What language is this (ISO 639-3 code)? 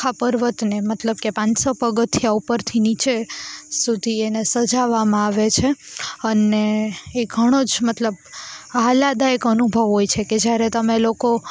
guj